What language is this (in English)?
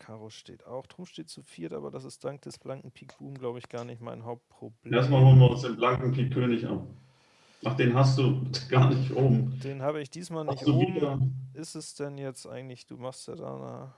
German